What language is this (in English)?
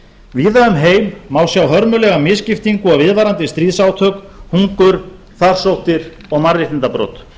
Icelandic